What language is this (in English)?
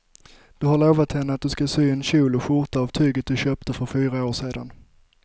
Swedish